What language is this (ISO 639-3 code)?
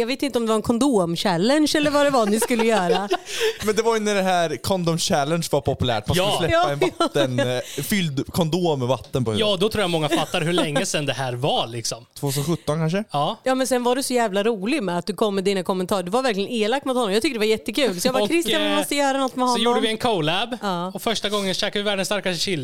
swe